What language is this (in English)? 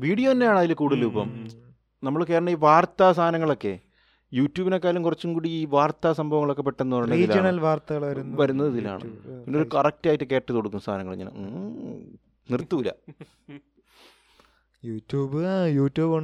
Malayalam